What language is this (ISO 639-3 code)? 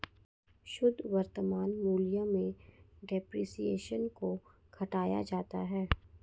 hin